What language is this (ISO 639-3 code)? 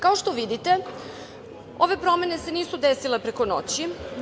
srp